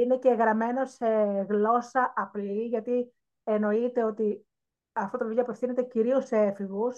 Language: Greek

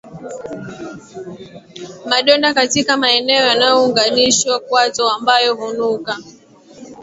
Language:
Swahili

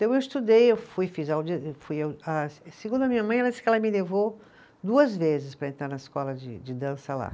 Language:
Portuguese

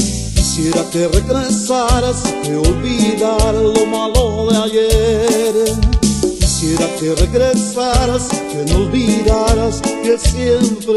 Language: Hebrew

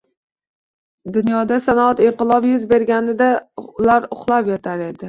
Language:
Uzbek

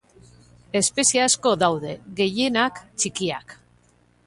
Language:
Basque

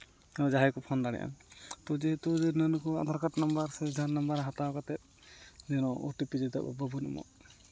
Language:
Santali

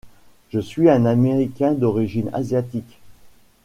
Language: French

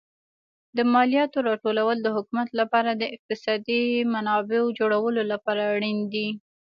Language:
Pashto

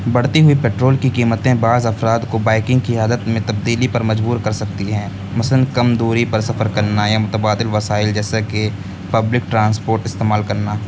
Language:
Urdu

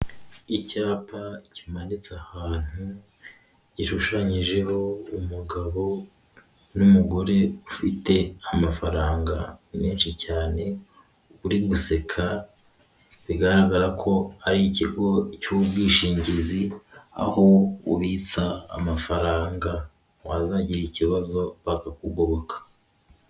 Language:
Kinyarwanda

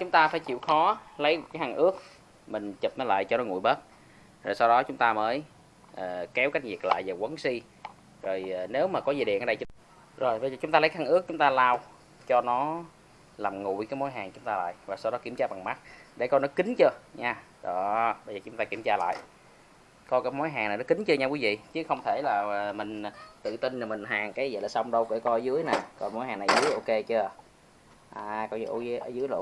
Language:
Vietnamese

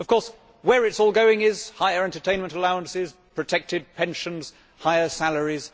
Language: English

